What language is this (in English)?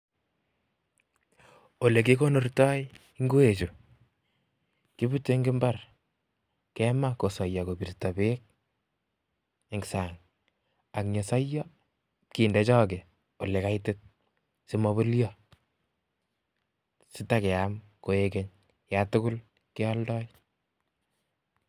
Kalenjin